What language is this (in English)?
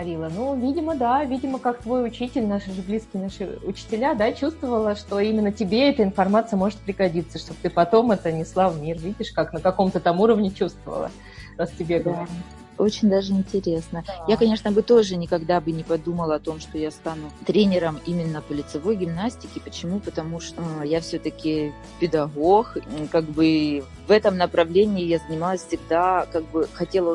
Russian